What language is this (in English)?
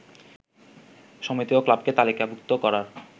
Bangla